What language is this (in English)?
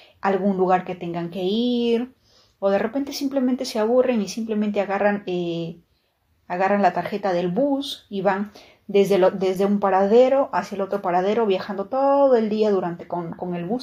Spanish